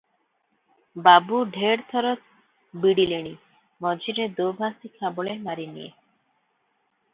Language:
Odia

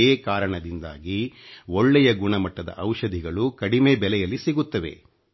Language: Kannada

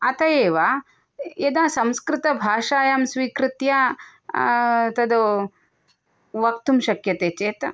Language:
Sanskrit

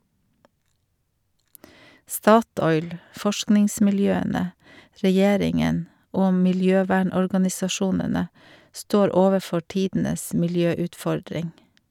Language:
Norwegian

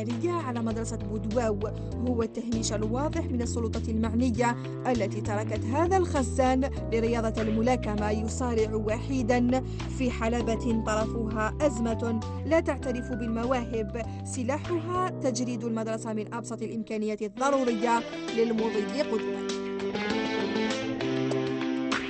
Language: Arabic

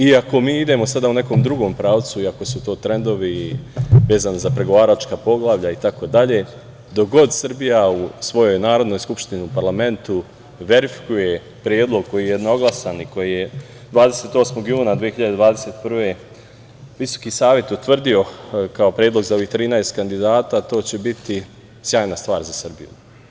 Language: Serbian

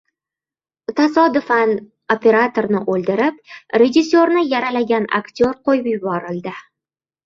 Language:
Uzbek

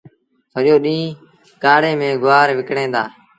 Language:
Sindhi Bhil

